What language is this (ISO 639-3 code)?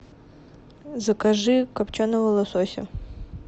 rus